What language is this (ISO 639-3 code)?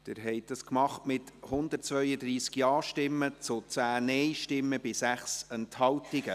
gsw